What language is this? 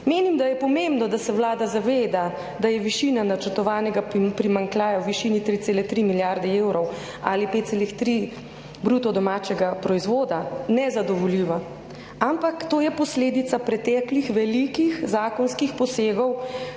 Slovenian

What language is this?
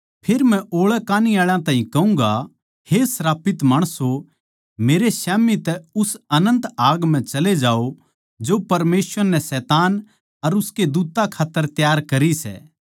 Haryanvi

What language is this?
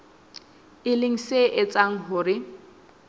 Southern Sotho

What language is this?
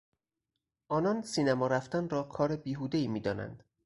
Persian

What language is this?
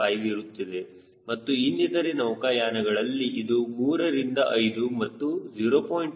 Kannada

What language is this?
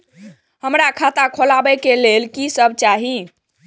Maithili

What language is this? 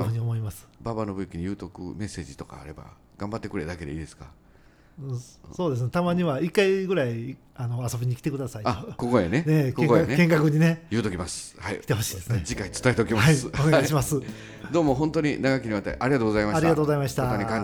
Japanese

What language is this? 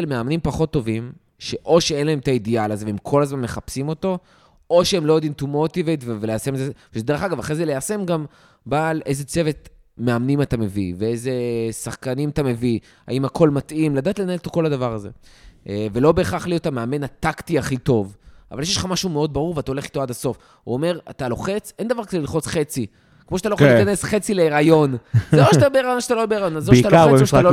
Hebrew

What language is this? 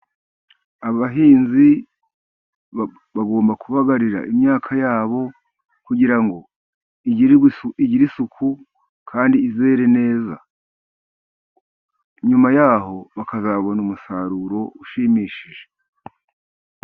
Kinyarwanda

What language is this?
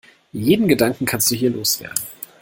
German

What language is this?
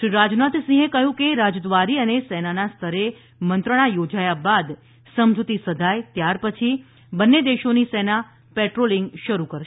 Gujarati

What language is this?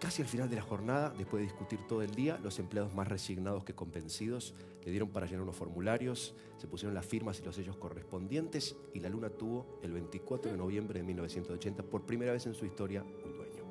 Spanish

